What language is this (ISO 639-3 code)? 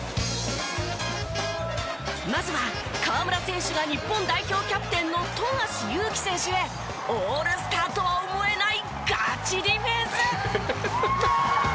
jpn